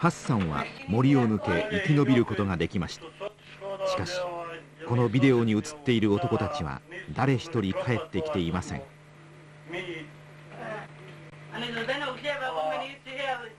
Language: Japanese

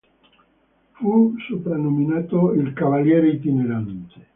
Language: Italian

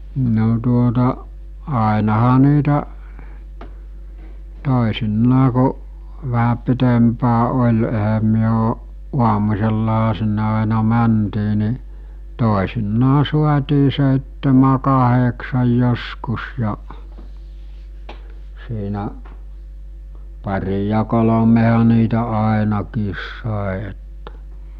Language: Finnish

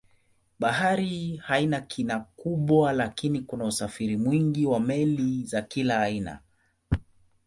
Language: Swahili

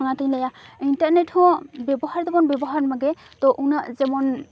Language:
Santali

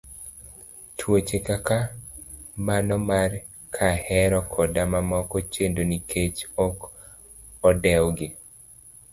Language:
Luo (Kenya and Tanzania)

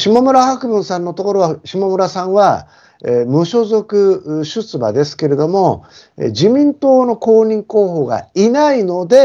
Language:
Japanese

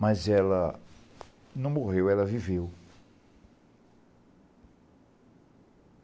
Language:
Portuguese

